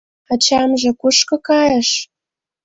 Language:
Mari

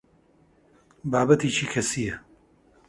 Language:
Central Kurdish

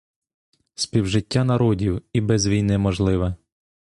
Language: Ukrainian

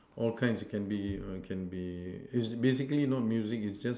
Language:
English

